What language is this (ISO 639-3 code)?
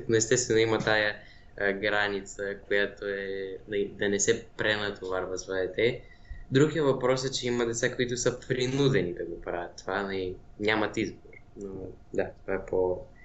bul